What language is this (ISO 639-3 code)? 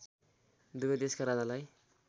nep